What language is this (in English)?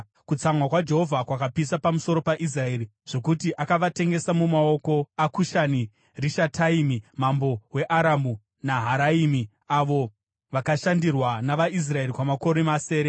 Shona